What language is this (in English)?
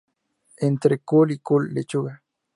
Spanish